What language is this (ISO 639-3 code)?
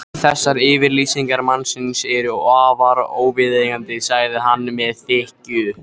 isl